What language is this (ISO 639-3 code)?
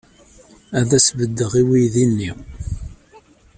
kab